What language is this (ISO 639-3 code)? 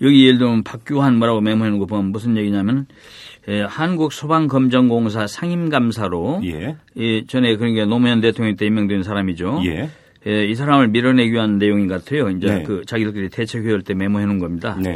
kor